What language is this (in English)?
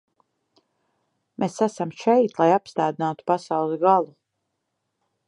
Latvian